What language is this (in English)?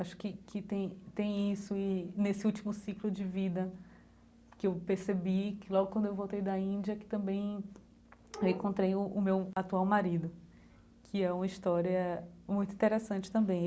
Portuguese